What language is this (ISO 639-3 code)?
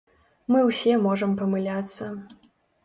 bel